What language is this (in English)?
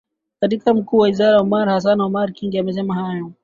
Swahili